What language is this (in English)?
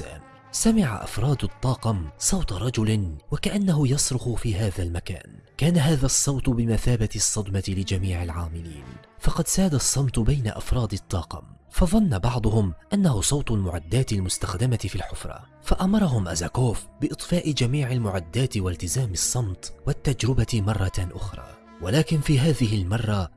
Arabic